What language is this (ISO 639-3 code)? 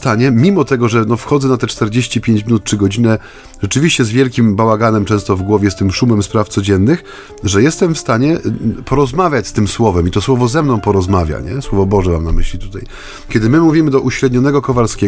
pol